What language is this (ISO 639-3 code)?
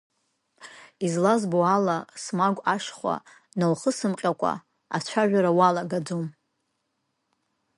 abk